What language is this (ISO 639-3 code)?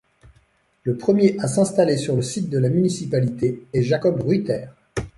fra